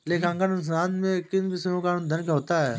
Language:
Hindi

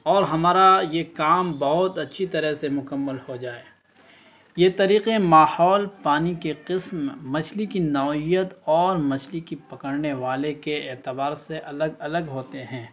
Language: Urdu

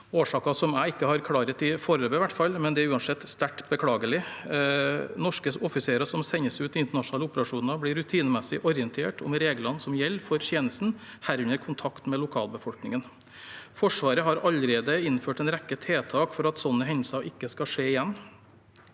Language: Norwegian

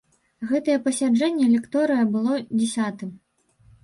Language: Belarusian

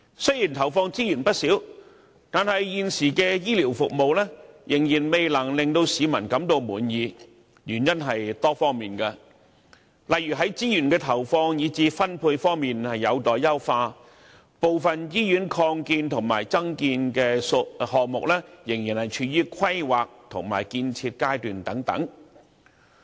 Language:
Cantonese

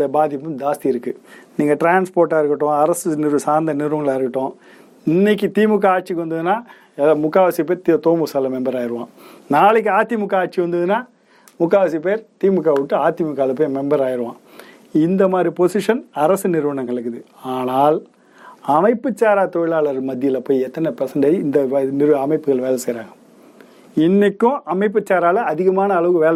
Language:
Tamil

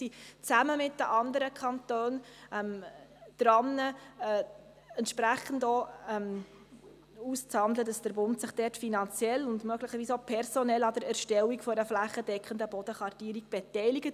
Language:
Swiss German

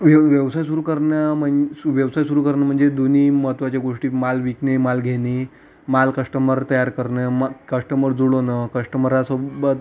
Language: Marathi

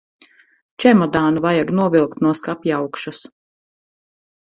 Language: Latvian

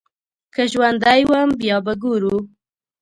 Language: Pashto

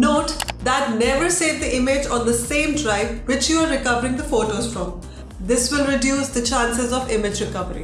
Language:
English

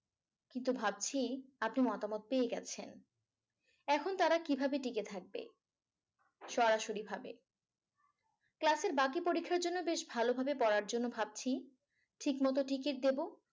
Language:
Bangla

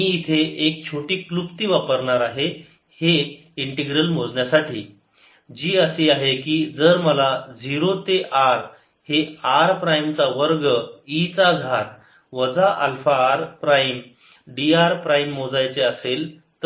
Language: Marathi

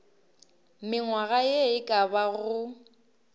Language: Northern Sotho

